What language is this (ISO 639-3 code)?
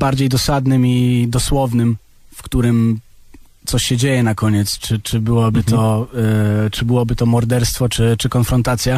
pol